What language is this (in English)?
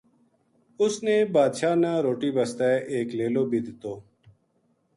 Gujari